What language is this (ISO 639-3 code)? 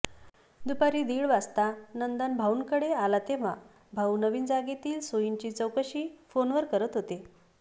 mar